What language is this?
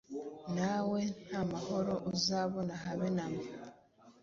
Kinyarwanda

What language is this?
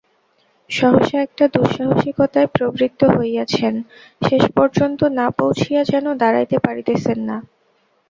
Bangla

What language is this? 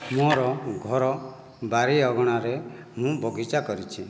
Odia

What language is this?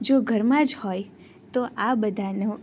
Gujarati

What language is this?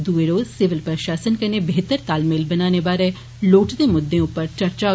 Dogri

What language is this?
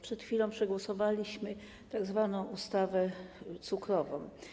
Polish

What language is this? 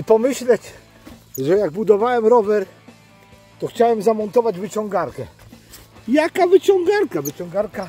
Polish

